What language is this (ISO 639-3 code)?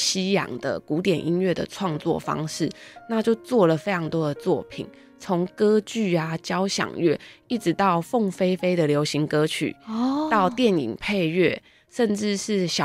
zho